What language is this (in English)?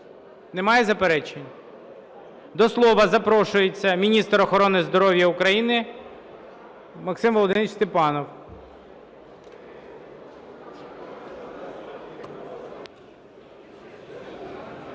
Ukrainian